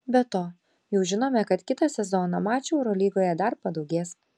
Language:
Lithuanian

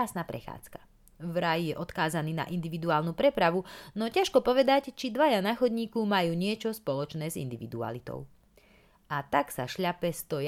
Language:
Slovak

